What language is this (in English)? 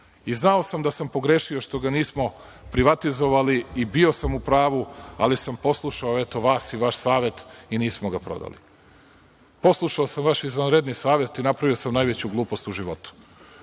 Serbian